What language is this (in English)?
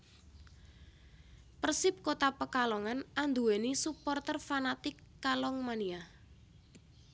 Javanese